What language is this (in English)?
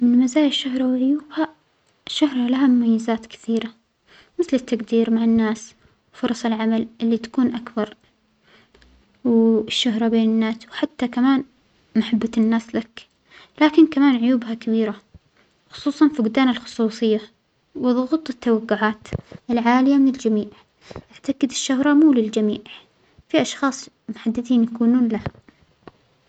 Omani Arabic